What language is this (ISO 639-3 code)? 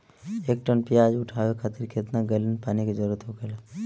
bho